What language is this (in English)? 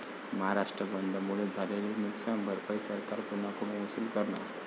Marathi